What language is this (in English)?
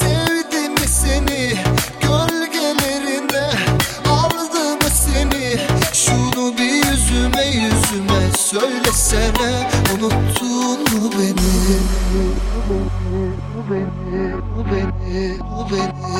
Turkish